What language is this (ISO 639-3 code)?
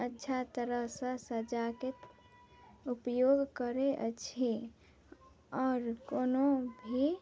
mai